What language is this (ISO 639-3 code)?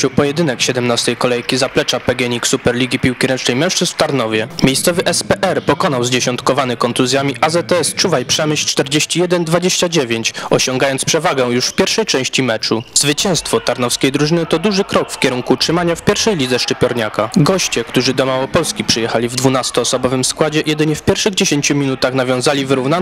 pol